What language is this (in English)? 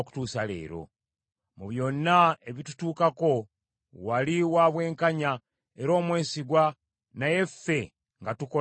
Ganda